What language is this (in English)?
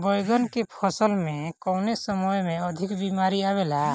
Bhojpuri